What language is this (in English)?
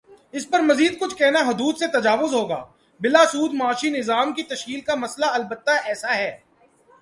Urdu